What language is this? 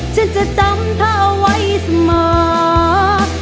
Thai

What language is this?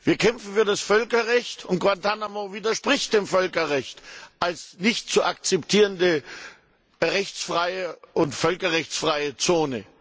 German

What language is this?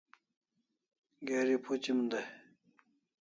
Kalasha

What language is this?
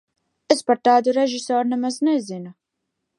Latvian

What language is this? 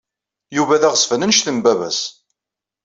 Kabyle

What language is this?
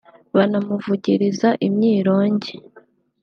Kinyarwanda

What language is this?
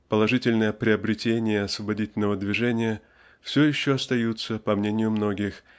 Russian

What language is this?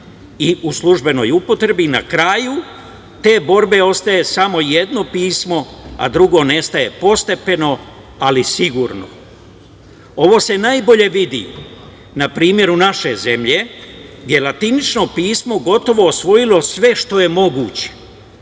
Serbian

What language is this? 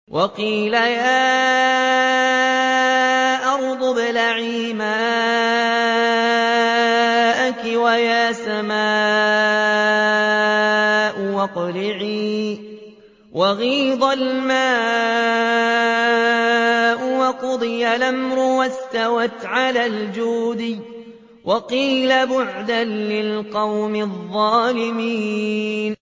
Arabic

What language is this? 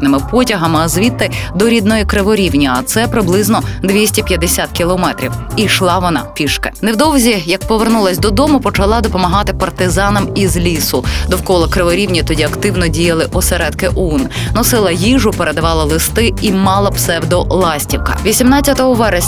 Ukrainian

